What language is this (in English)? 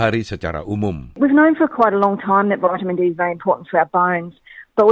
Indonesian